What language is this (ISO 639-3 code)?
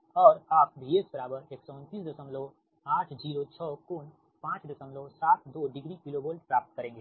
hin